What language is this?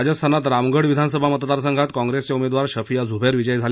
Marathi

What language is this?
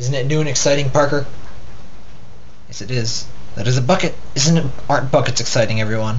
English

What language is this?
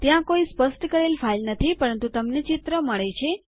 Gujarati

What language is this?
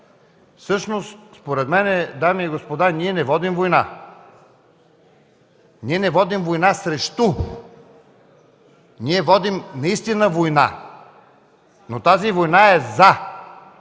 Bulgarian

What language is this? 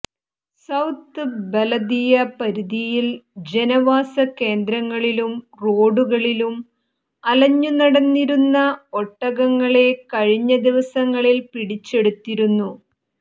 Malayalam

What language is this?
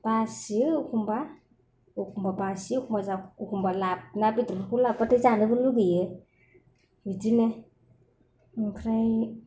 Bodo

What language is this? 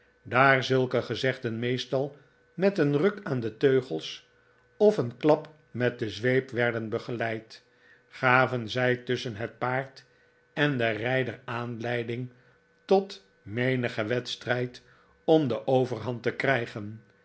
Dutch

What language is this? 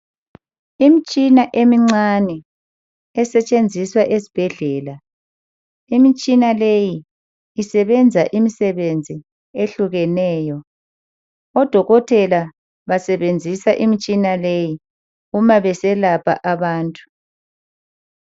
North Ndebele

